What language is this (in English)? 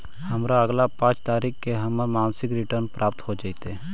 Magahi